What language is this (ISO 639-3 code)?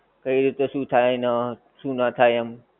guj